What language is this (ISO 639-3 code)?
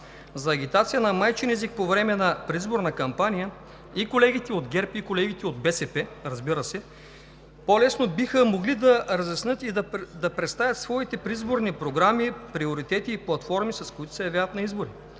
bul